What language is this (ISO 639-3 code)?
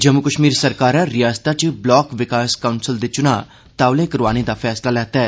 doi